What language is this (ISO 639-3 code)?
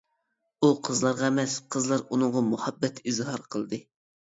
uig